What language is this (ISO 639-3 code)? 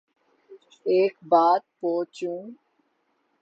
urd